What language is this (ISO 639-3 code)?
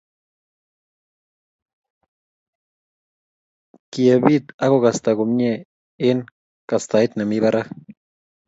kln